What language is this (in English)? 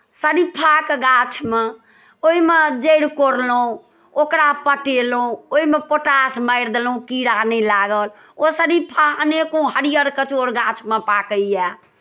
Maithili